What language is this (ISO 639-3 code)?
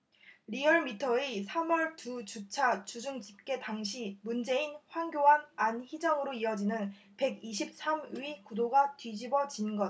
kor